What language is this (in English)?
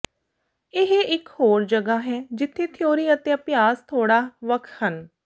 Punjabi